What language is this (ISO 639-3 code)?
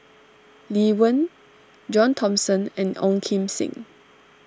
eng